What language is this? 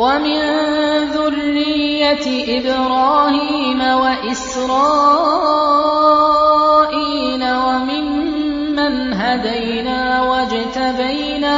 Arabic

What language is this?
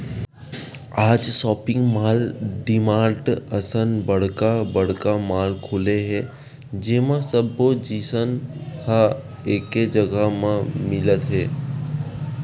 Chhattisgarhi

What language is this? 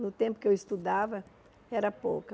Portuguese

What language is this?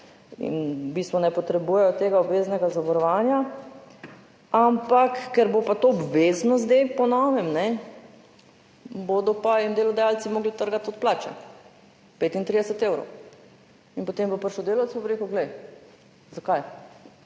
Slovenian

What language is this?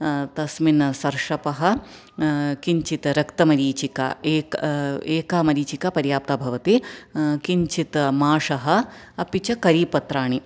Sanskrit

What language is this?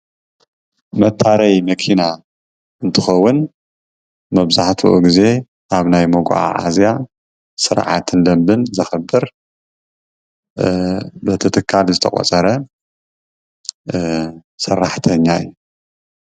Tigrinya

